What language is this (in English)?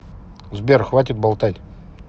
Russian